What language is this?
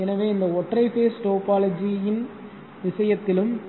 Tamil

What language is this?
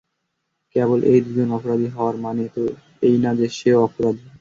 Bangla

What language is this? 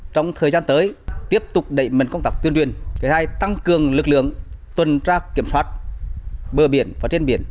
Vietnamese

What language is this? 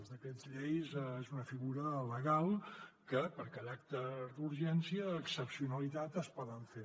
Catalan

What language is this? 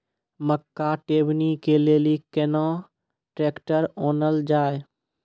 Maithili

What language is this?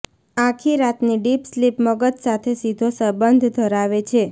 Gujarati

